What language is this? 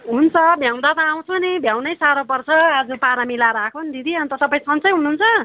Nepali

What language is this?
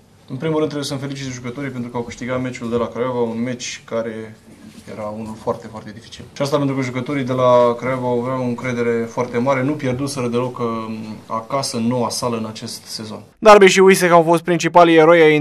Romanian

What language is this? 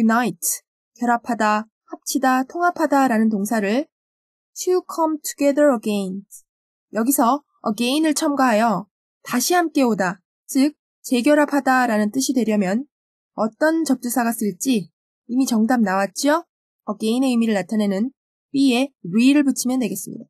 Korean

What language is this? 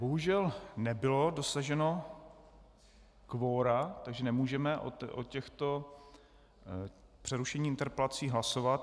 Czech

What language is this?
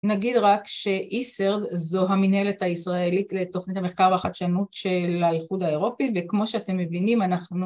Hebrew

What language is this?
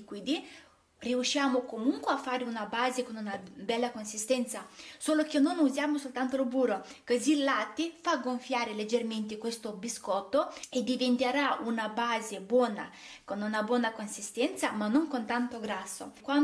Italian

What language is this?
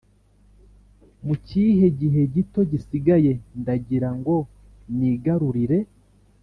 Kinyarwanda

